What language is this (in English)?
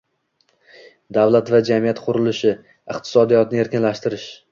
Uzbek